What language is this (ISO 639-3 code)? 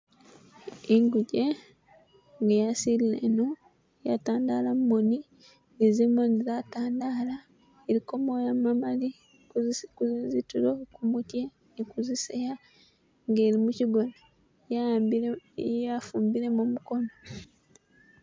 myx